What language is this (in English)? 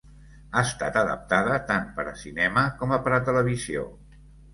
Catalan